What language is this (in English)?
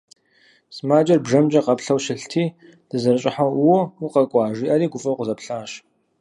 Kabardian